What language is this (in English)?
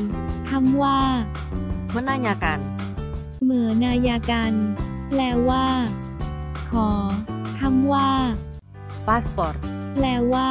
Thai